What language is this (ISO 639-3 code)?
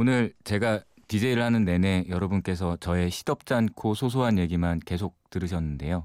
kor